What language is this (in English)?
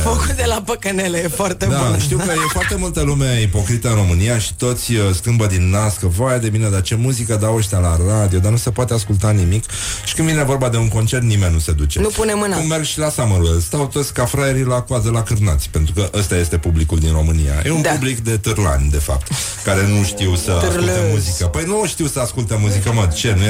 Romanian